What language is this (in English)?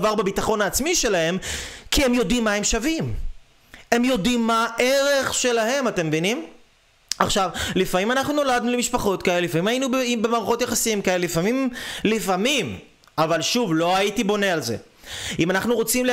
Hebrew